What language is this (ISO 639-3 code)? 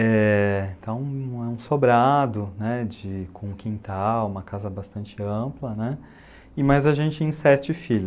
por